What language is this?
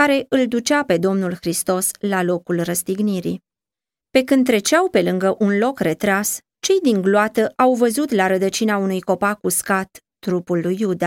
Romanian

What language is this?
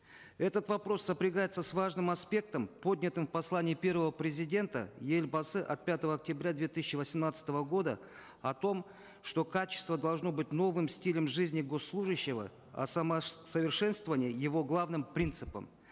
Kazakh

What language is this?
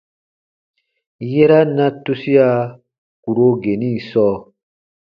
Baatonum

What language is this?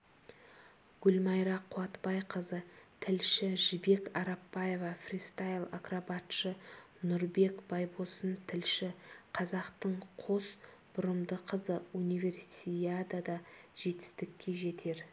Kazakh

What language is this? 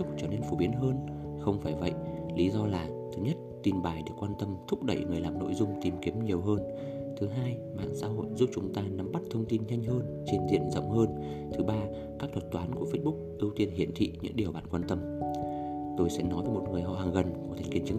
Vietnamese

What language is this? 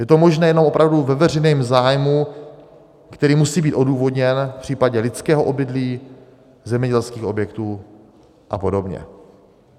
Czech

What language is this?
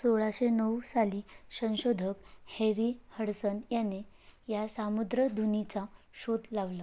Marathi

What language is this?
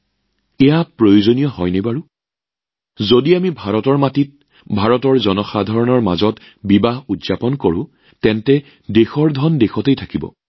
Assamese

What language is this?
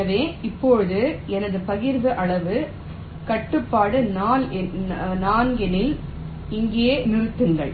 Tamil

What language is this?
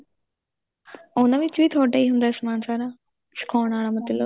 Punjabi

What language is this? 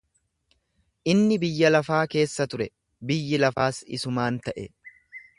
Oromo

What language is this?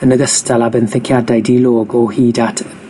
Welsh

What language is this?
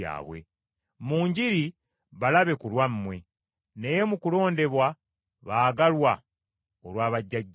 Ganda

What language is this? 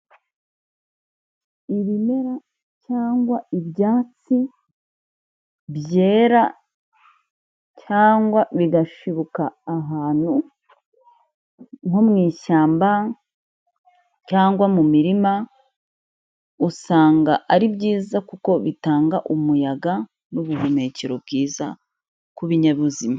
Kinyarwanda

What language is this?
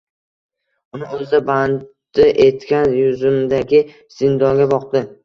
Uzbek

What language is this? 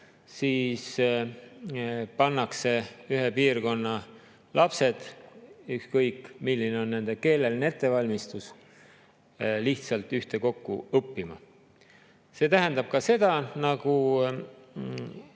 Estonian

